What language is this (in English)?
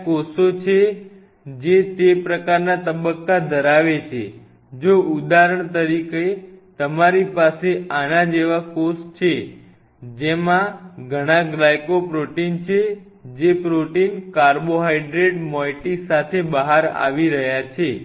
Gujarati